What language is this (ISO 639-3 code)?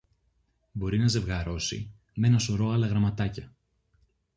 ell